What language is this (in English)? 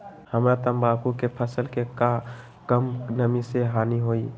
Magahi